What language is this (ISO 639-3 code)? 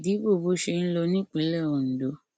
yor